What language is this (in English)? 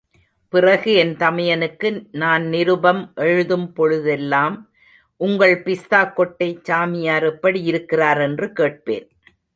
Tamil